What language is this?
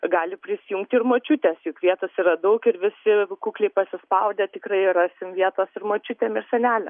Lithuanian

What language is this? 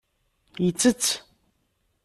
Kabyle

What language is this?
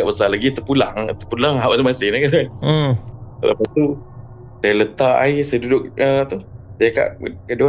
Malay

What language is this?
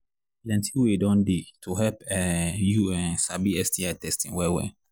Nigerian Pidgin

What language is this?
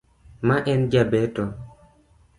Luo (Kenya and Tanzania)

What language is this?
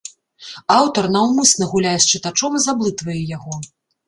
Belarusian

